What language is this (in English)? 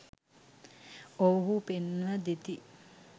Sinhala